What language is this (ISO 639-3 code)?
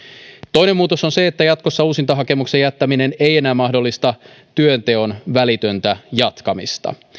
fin